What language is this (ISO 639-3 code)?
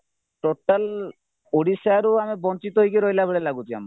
ori